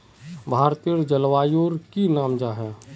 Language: Magahi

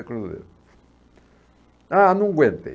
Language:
Portuguese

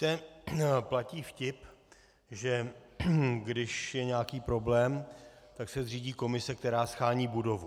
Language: Czech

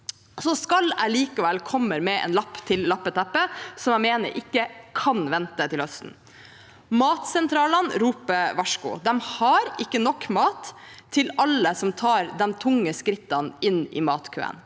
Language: Norwegian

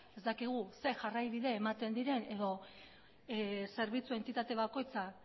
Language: Basque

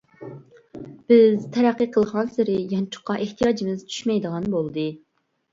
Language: Uyghur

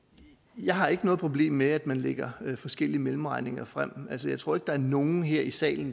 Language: Danish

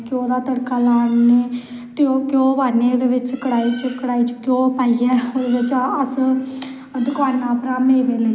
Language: Dogri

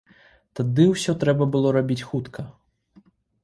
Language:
Belarusian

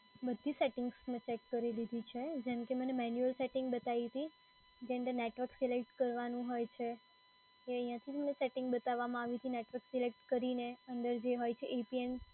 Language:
Gujarati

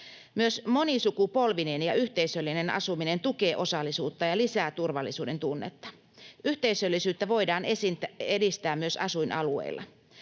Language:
Finnish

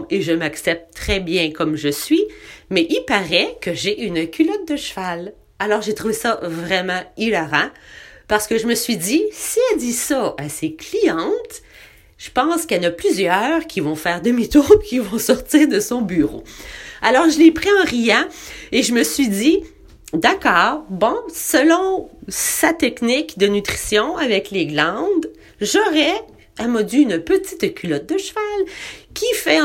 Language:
French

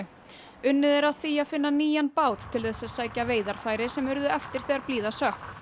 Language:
Icelandic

